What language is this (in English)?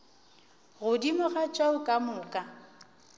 Northern Sotho